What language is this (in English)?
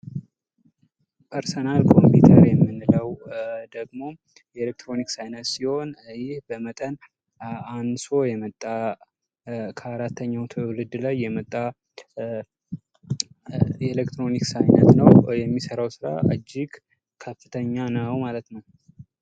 Amharic